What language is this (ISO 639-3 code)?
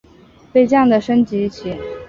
zho